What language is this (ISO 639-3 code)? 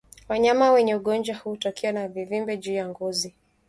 swa